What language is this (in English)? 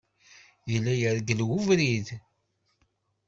Kabyle